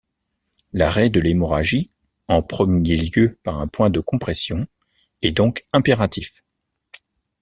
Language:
French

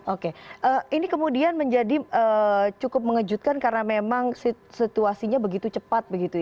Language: Indonesian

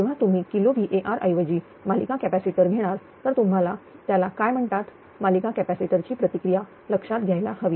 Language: Marathi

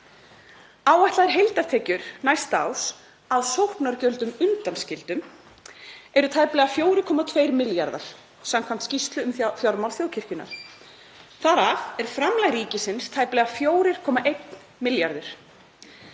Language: Icelandic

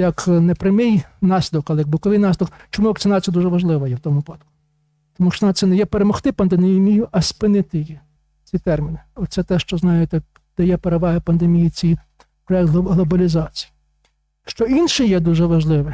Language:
Ukrainian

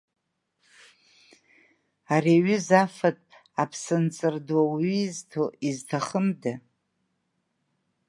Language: Abkhazian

